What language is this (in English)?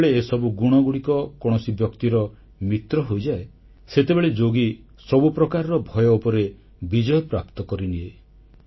Odia